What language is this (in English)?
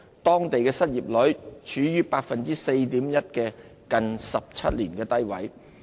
Cantonese